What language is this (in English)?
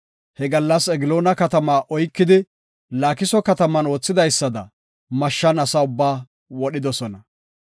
Gofa